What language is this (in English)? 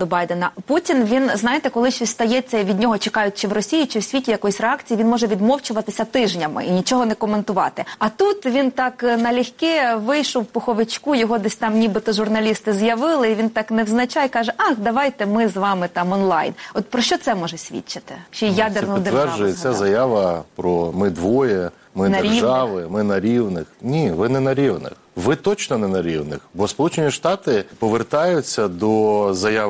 Ukrainian